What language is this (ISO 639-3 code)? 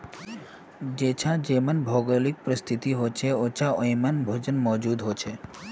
mag